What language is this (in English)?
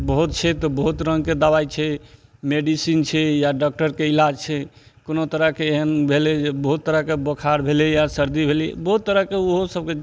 Maithili